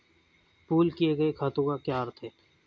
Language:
Hindi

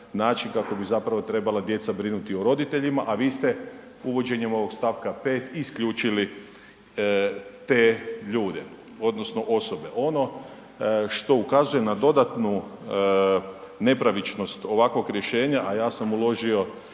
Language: Croatian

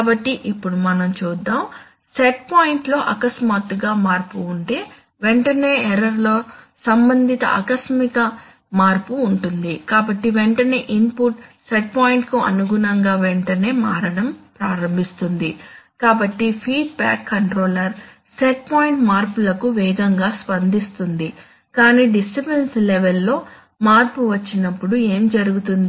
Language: Telugu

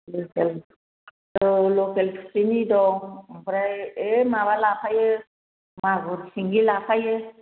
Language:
Bodo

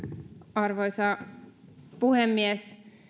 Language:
Finnish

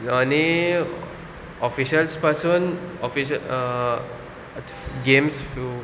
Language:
Konkani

